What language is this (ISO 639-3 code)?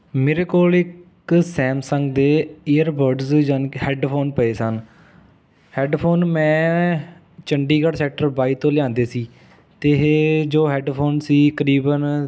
pan